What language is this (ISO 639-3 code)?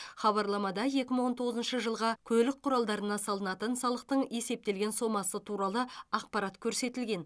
kaz